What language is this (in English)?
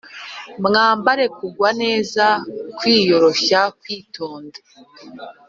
Kinyarwanda